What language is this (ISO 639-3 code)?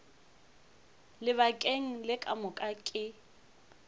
nso